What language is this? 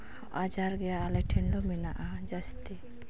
Santali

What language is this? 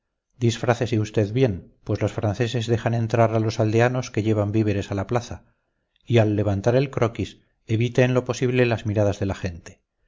Spanish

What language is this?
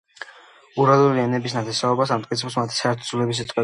Georgian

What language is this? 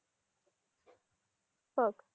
Marathi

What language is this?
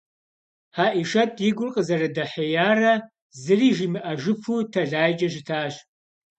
Kabardian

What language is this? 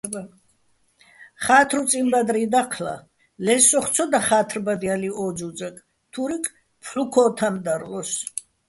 Bats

